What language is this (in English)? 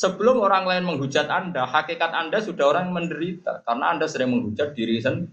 Malay